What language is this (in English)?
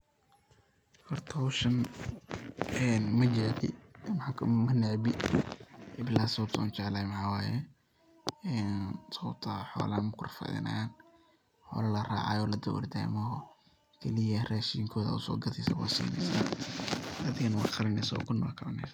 Somali